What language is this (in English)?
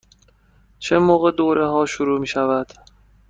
Persian